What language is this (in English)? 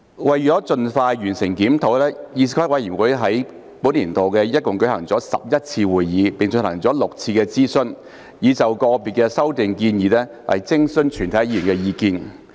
Cantonese